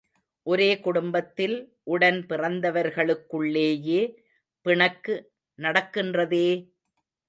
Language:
Tamil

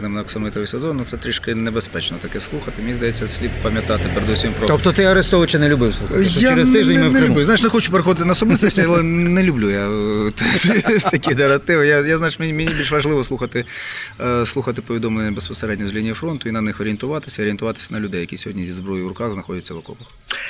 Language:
Ukrainian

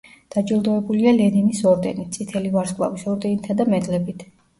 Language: Georgian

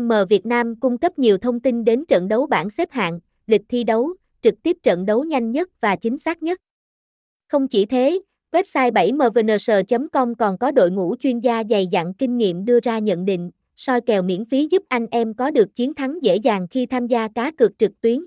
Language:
Vietnamese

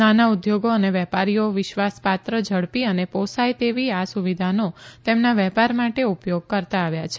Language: Gujarati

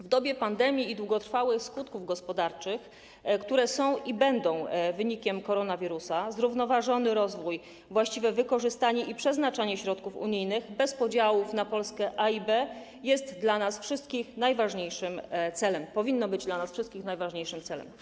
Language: Polish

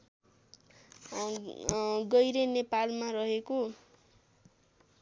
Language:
Nepali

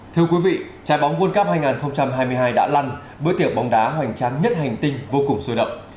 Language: Vietnamese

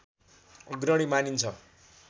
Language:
Nepali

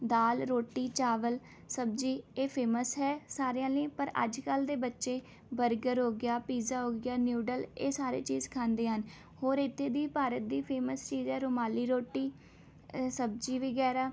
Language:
Punjabi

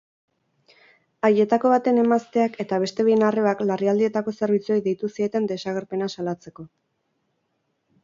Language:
Basque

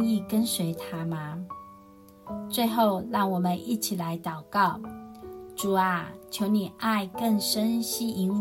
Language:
Chinese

